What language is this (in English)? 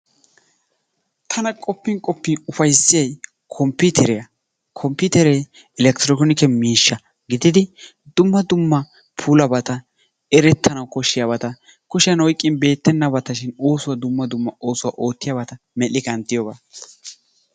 Wolaytta